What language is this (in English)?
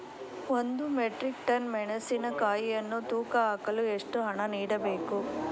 Kannada